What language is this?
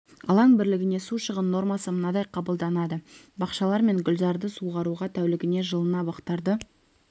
Kazakh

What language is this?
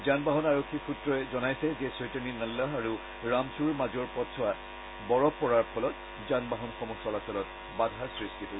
Assamese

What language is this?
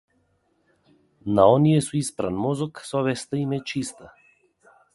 Macedonian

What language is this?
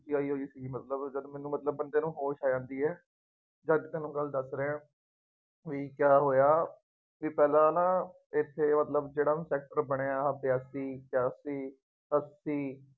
Punjabi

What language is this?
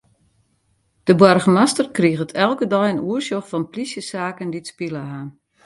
Western Frisian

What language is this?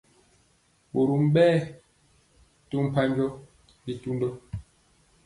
Mpiemo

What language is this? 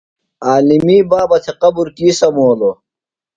Phalura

